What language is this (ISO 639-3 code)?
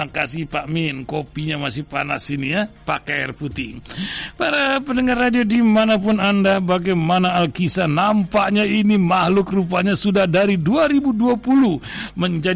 ind